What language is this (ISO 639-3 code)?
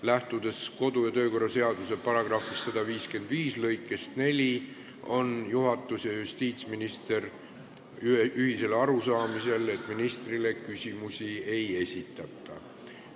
est